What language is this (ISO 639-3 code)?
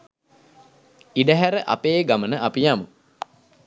sin